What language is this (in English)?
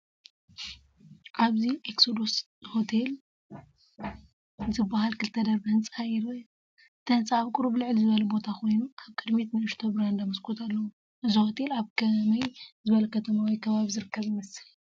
Tigrinya